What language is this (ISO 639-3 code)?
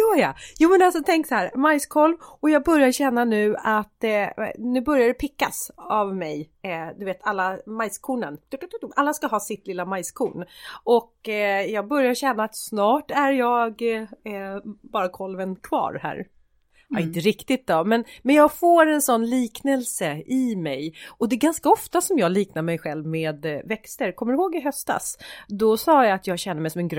swe